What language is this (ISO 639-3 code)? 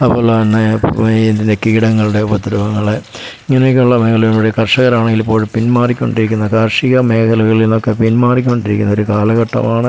mal